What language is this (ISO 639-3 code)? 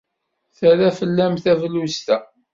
kab